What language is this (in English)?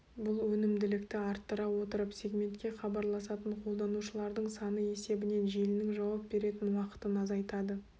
Kazakh